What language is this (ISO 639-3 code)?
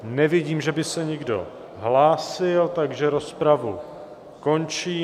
ces